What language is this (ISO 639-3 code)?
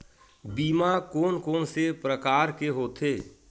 hne